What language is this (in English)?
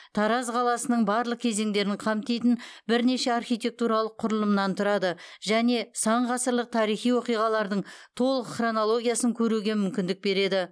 Kazakh